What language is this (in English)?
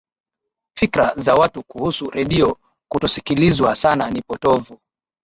Swahili